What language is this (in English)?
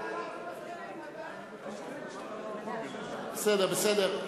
Hebrew